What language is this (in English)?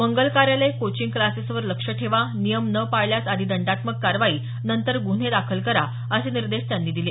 Marathi